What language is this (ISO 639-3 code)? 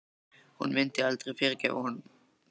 isl